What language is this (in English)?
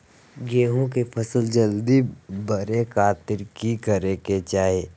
Magahi